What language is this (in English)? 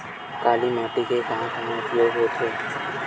Chhattisgarhi